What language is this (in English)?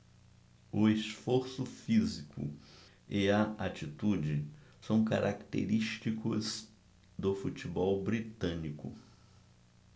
Portuguese